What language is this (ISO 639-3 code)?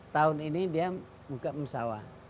ind